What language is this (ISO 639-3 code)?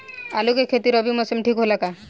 bho